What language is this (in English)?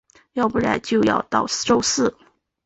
Chinese